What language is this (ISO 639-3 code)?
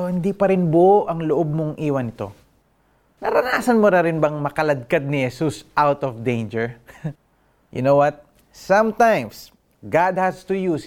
fil